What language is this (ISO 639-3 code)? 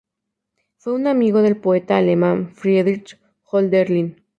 spa